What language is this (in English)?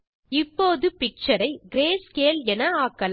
Tamil